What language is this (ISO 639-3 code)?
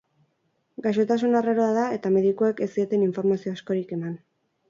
eus